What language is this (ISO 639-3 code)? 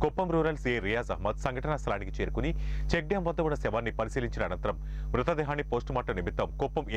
ron